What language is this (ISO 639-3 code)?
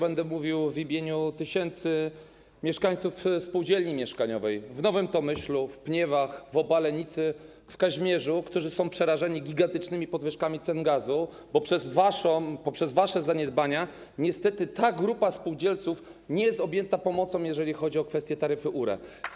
pol